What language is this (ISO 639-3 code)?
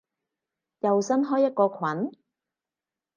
yue